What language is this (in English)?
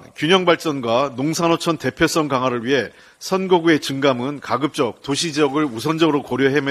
Korean